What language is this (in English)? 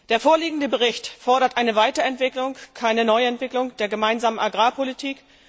German